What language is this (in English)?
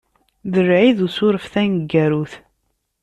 Kabyle